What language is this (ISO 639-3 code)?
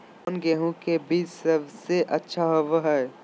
mag